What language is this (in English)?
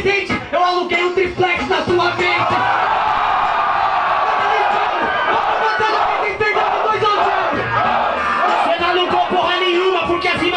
Portuguese